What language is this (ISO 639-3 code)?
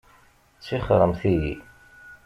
kab